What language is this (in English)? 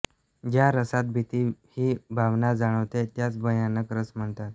Marathi